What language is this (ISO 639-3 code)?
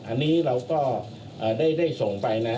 tha